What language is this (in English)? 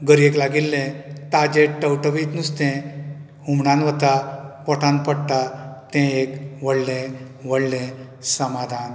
Konkani